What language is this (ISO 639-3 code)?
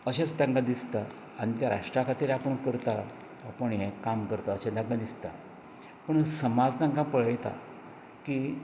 kok